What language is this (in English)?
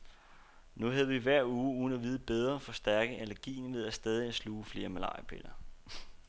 Danish